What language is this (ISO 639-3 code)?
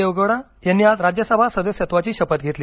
mar